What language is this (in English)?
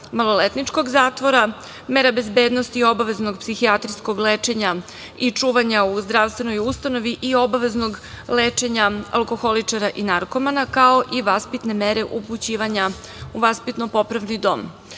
Serbian